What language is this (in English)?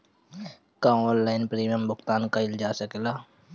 Bhojpuri